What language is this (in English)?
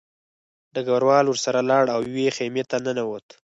Pashto